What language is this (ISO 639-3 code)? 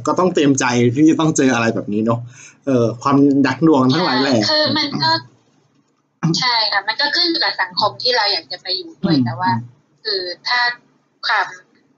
tha